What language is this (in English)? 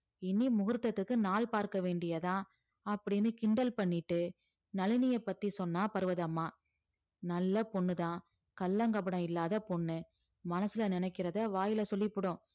Tamil